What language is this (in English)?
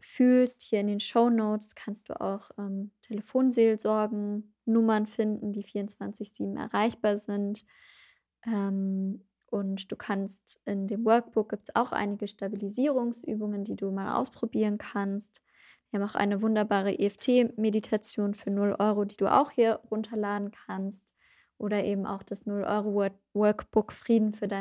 German